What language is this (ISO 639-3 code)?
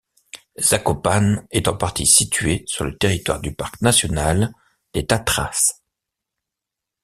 fra